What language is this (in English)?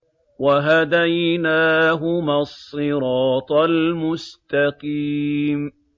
Arabic